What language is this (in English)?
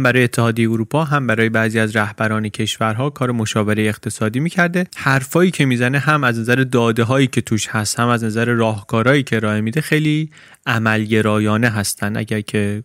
Persian